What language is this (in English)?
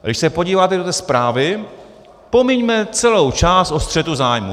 Czech